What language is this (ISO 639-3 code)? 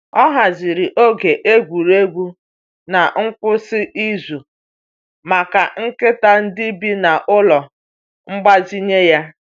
ibo